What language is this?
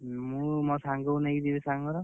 Odia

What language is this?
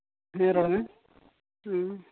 Santali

